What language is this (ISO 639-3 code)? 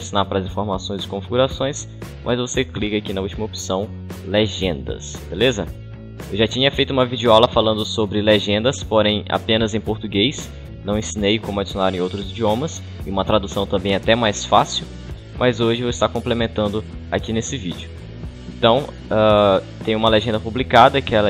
por